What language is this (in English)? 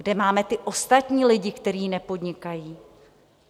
Czech